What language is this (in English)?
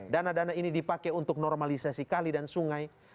Indonesian